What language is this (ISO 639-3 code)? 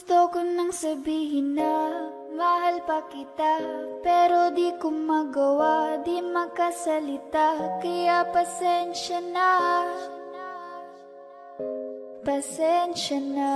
ind